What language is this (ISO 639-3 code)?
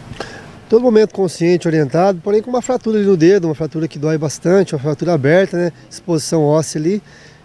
por